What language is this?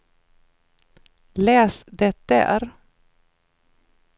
Swedish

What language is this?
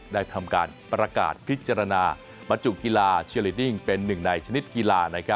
Thai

